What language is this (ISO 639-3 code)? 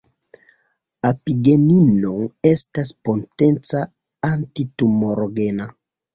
epo